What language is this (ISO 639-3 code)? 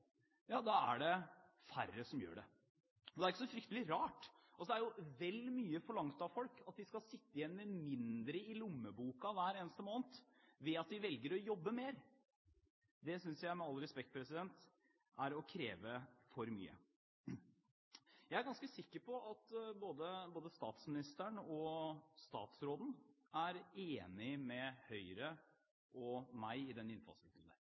nob